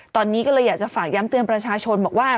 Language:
Thai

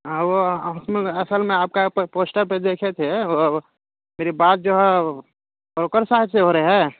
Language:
Urdu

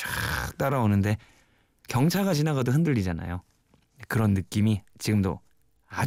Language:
Korean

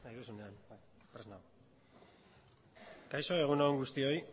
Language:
Basque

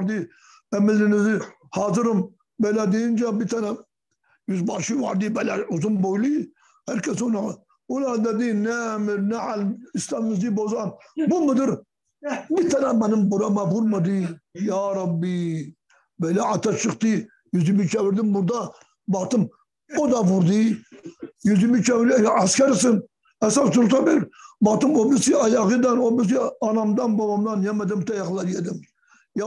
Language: Turkish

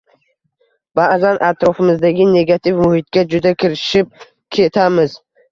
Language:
Uzbek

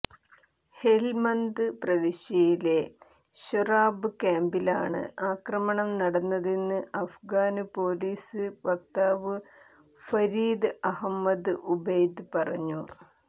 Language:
Malayalam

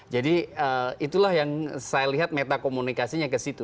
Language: Indonesian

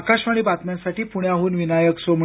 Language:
Marathi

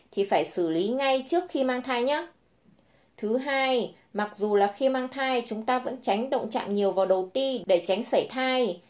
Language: Vietnamese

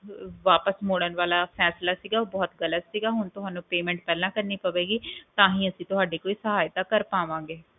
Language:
Punjabi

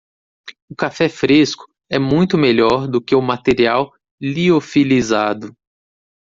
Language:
Portuguese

